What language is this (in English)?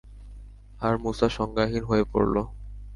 Bangla